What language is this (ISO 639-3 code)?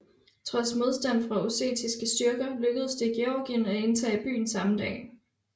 dan